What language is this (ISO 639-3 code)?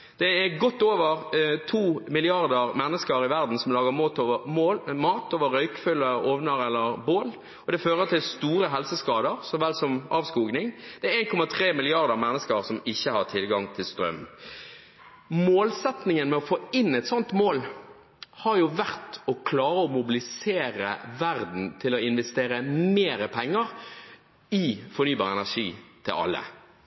nob